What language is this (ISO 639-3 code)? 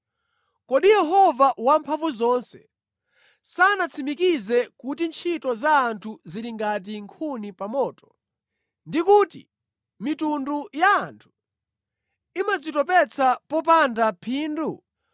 nya